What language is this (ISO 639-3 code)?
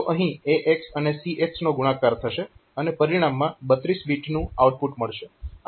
guj